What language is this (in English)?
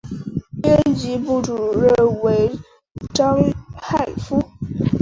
Chinese